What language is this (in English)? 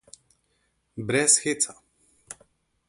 Slovenian